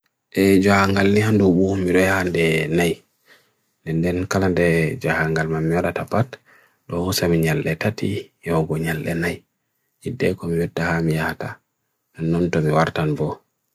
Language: Bagirmi Fulfulde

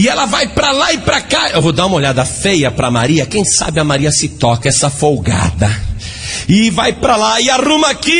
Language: Portuguese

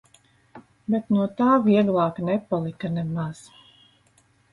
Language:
Latvian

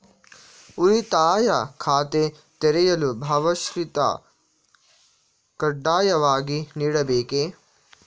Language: Kannada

